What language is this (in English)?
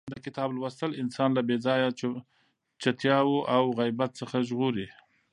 Pashto